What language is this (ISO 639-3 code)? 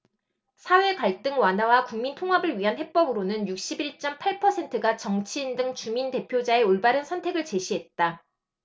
kor